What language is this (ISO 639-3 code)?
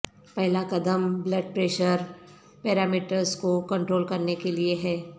urd